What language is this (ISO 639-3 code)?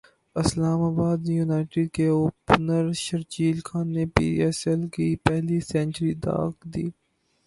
urd